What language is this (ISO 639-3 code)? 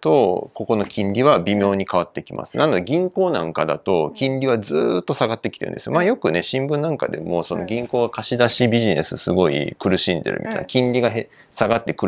jpn